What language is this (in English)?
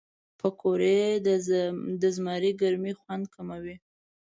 Pashto